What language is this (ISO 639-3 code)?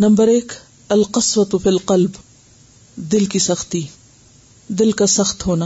urd